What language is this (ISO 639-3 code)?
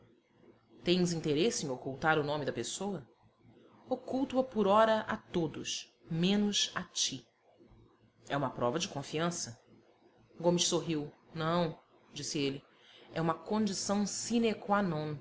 por